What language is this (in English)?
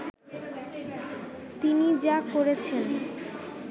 Bangla